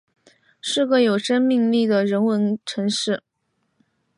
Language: Chinese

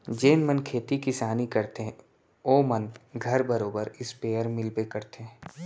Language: Chhattisgarhi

